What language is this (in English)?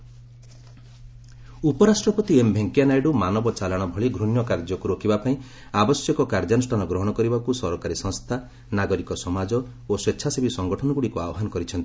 Odia